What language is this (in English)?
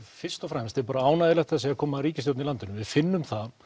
Icelandic